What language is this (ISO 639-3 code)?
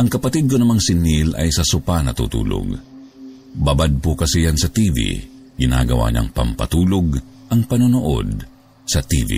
fil